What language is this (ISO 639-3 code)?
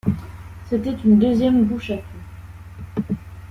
fra